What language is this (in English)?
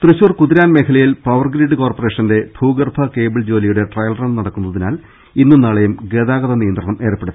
Malayalam